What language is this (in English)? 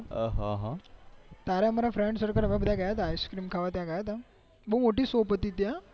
Gujarati